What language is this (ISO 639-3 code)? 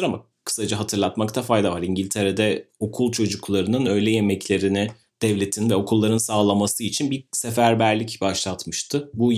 tur